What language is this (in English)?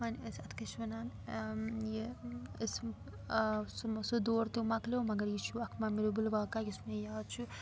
Kashmiri